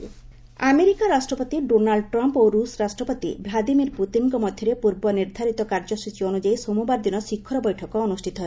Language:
Odia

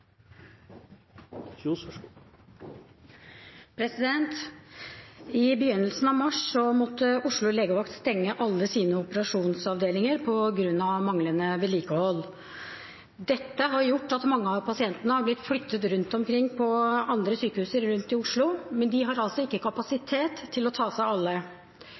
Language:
Norwegian Bokmål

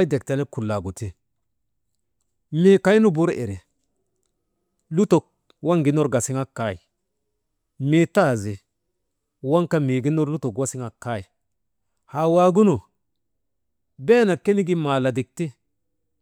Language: Maba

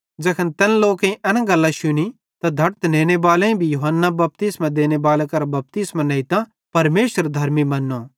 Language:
Bhadrawahi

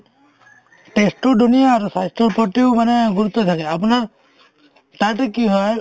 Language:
Assamese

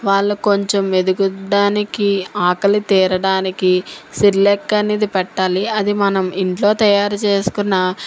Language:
Telugu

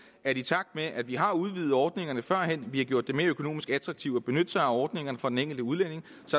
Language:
Danish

